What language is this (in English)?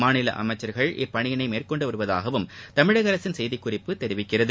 Tamil